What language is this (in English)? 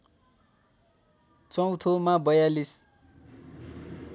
Nepali